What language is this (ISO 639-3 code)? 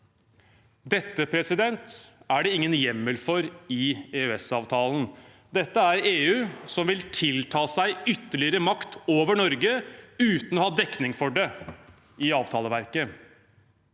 nor